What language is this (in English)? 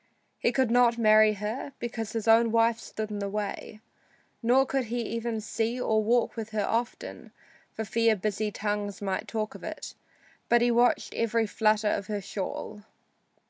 English